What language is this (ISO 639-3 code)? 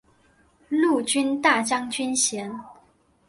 zho